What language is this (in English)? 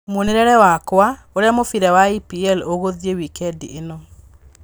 Kikuyu